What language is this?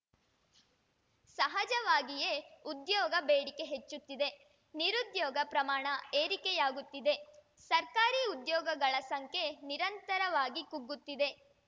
Kannada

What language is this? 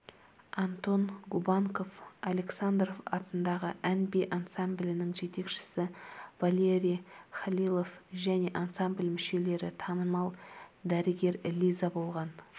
Kazakh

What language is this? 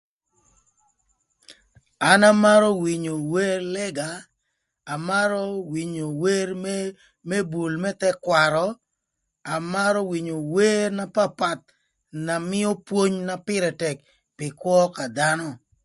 Thur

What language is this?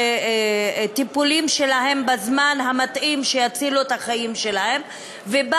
Hebrew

